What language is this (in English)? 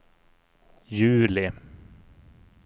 Swedish